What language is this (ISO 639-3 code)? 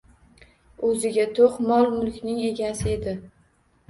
uzb